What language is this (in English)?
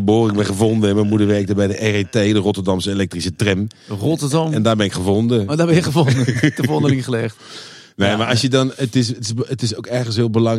Dutch